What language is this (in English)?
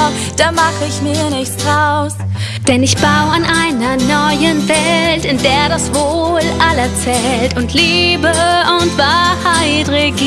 German